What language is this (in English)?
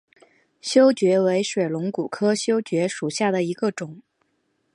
Chinese